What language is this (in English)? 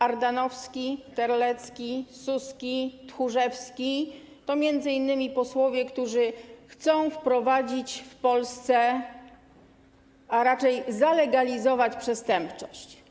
Polish